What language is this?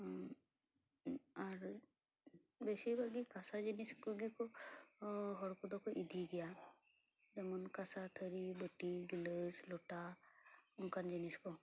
Santali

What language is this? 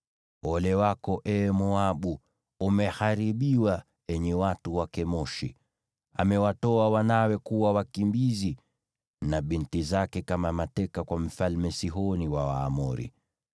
Swahili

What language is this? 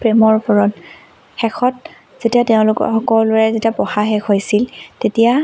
Assamese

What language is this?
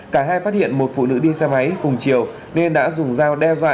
Vietnamese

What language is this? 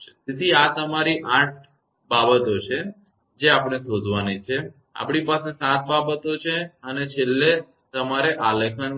Gujarati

